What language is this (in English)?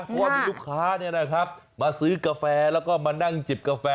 Thai